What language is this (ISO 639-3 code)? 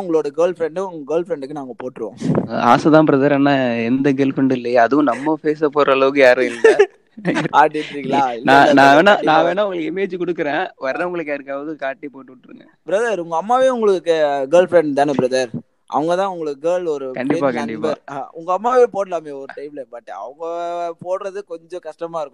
tam